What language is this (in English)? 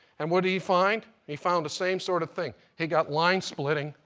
English